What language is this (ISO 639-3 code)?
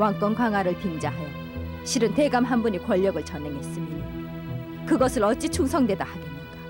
kor